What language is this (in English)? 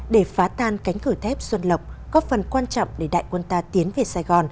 Vietnamese